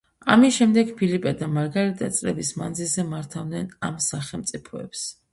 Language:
Georgian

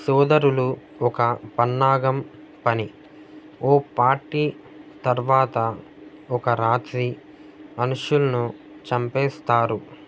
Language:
Telugu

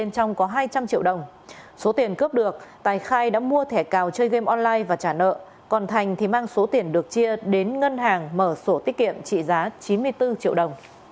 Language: Vietnamese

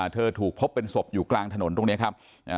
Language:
Thai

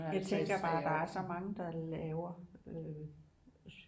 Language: Danish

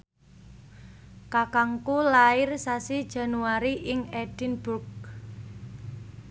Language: Javanese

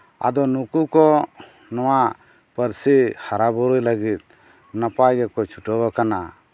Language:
Santali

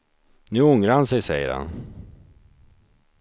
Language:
Swedish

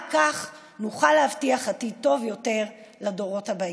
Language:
Hebrew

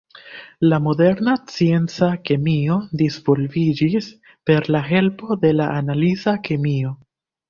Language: Esperanto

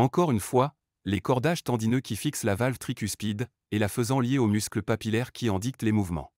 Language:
French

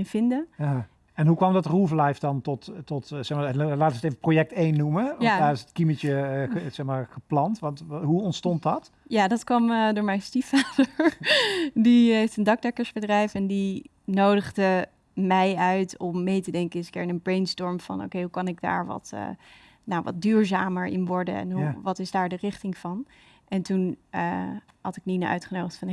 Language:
Dutch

